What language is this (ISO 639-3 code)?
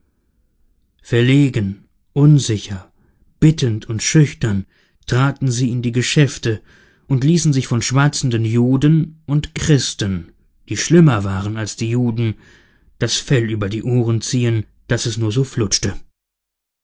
deu